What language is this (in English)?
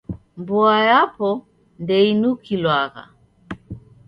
Taita